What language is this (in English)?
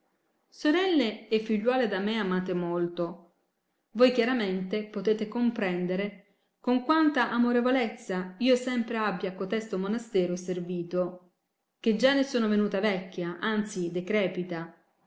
Italian